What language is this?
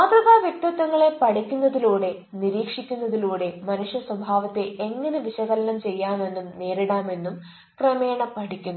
Malayalam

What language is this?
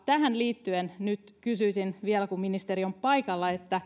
Finnish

